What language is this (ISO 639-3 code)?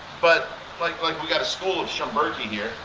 eng